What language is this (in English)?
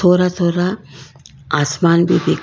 Hindi